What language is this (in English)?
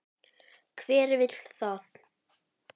Icelandic